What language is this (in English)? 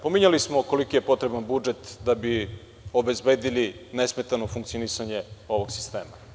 Serbian